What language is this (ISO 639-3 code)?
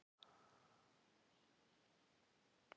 isl